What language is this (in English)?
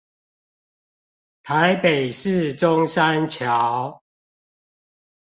Chinese